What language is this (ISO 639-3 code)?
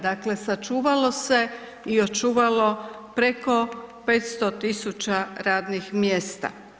hrv